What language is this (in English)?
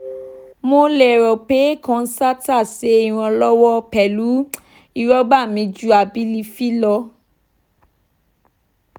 Yoruba